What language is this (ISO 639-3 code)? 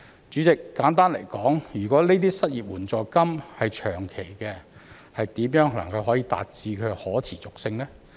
yue